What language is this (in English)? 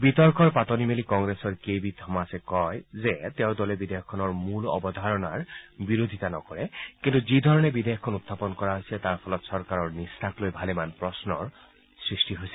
Assamese